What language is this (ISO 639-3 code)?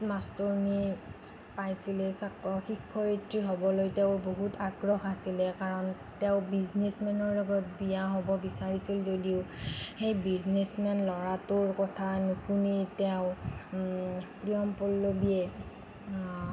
asm